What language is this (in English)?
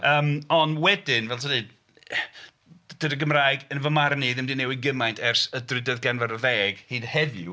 Welsh